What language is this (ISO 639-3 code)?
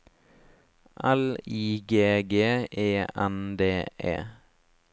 nor